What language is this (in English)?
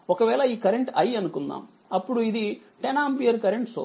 Telugu